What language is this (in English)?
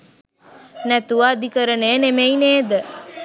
Sinhala